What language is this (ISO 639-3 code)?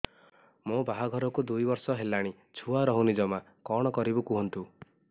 ori